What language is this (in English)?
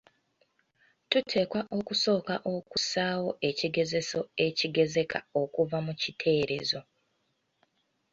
Ganda